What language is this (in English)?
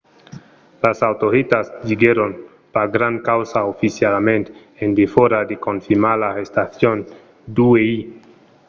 Occitan